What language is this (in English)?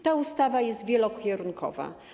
Polish